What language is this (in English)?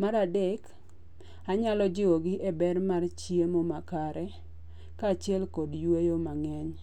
Luo (Kenya and Tanzania)